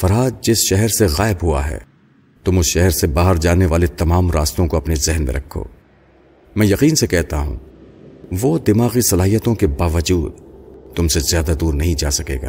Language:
Urdu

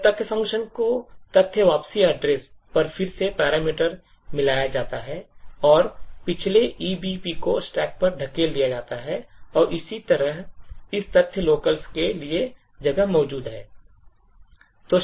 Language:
Hindi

